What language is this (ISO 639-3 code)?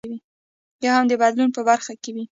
pus